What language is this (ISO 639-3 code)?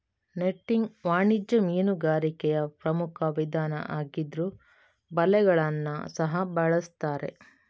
kan